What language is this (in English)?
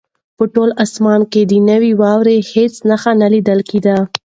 Pashto